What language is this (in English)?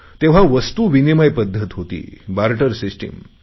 Marathi